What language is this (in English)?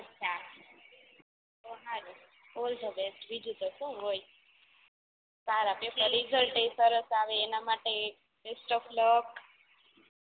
Gujarati